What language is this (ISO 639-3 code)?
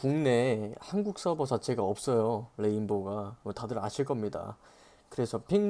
kor